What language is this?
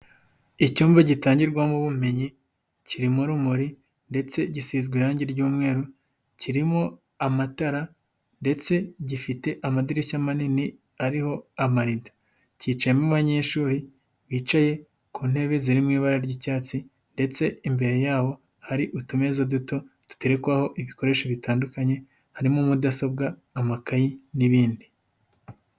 Kinyarwanda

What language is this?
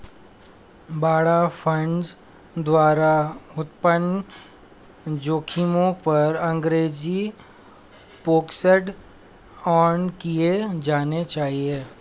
Hindi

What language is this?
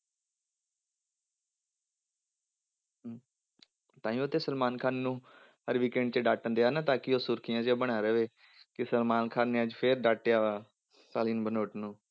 Punjabi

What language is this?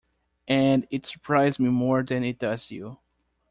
English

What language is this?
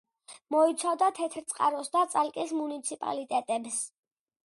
Georgian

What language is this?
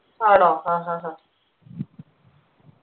Malayalam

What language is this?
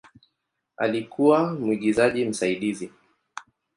Swahili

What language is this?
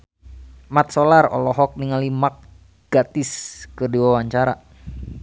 Sundanese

